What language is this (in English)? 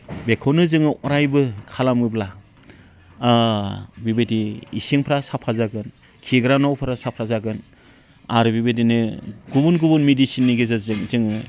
Bodo